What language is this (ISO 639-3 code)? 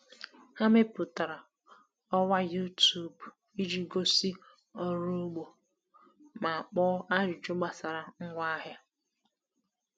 ibo